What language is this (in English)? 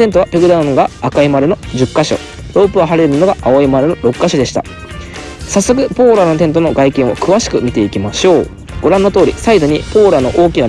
Japanese